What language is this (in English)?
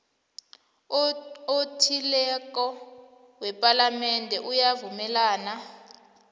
South Ndebele